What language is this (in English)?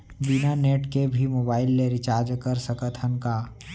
Chhattisgarhi